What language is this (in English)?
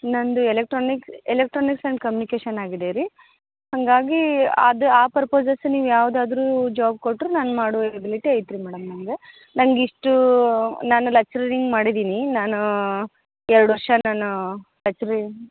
Kannada